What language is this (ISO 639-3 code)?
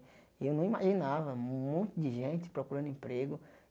por